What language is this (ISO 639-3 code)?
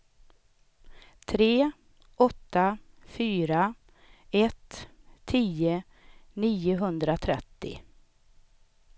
swe